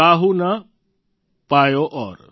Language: Gujarati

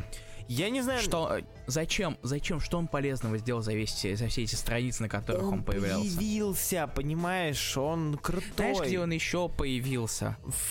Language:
Russian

